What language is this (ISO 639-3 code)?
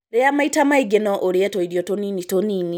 kik